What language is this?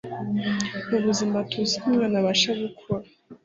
Kinyarwanda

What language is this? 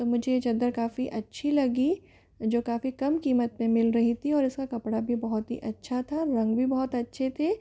Hindi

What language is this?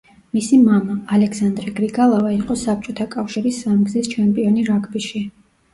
Georgian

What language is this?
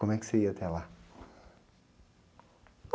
Portuguese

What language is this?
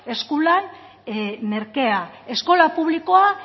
Basque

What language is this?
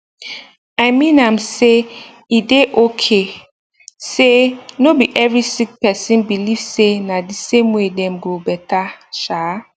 Nigerian Pidgin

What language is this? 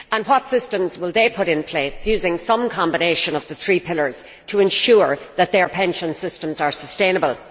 English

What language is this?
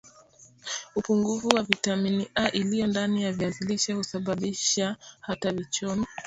Swahili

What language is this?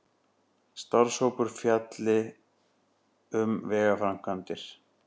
Icelandic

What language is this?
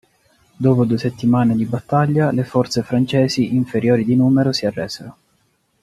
Italian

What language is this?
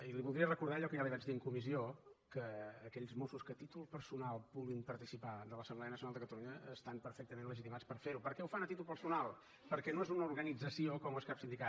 Catalan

